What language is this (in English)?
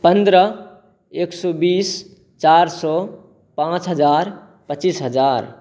Maithili